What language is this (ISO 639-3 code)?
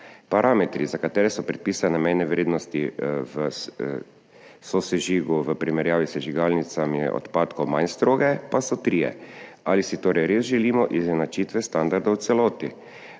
slv